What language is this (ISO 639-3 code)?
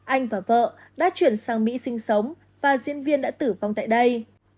vie